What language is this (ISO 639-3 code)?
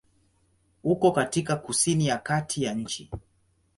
swa